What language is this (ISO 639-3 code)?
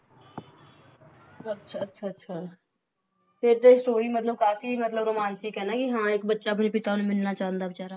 pan